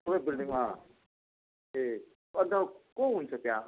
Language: Nepali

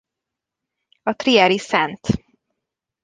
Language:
Hungarian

